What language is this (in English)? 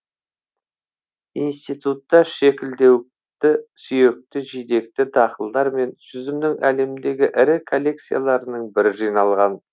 Kazakh